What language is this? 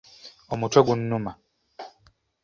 Ganda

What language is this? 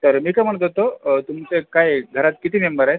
Marathi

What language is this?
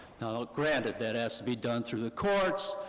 English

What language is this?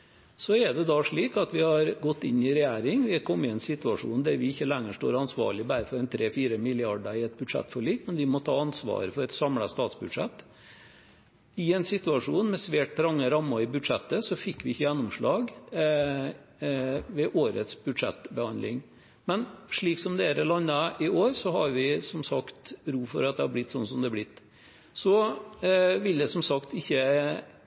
Norwegian Bokmål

